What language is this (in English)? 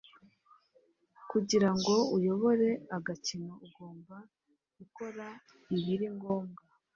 Kinyarwanda